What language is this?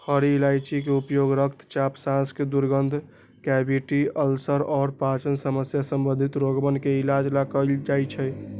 Magahi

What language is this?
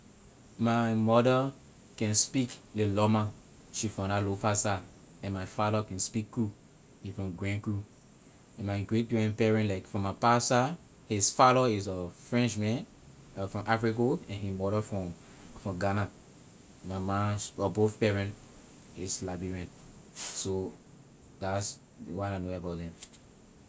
Liberian English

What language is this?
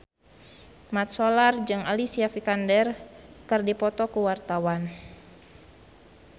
Sundanese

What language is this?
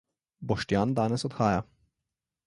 Slovenian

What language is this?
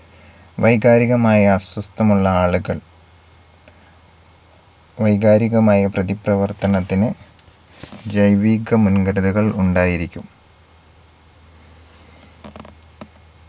Malayalam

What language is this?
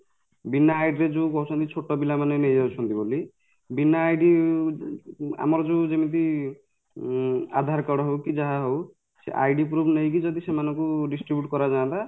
Odia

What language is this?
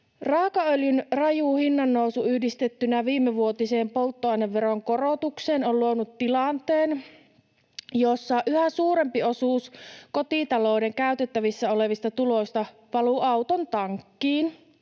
Finnish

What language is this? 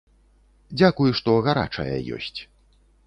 Belarusian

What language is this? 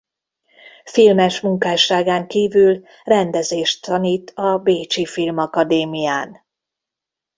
Hungarian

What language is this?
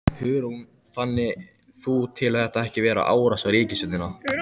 Icelandic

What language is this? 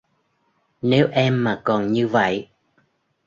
Vietnamese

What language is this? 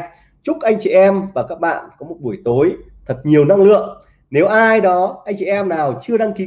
Vietnamese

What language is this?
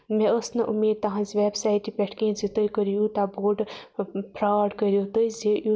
Kashmiri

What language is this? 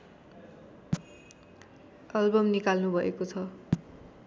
Nepali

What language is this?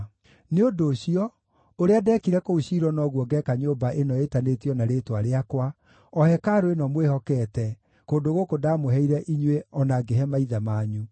Kikuyu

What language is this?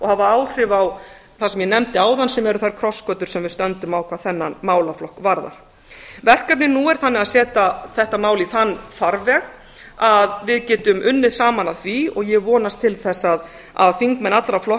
Icelandic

